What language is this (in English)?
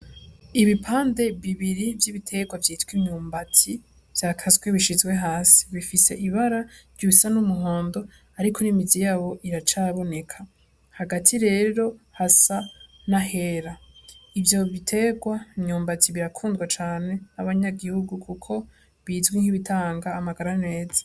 Rundi